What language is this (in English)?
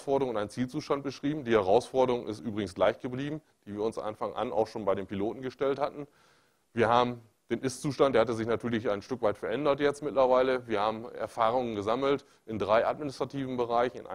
German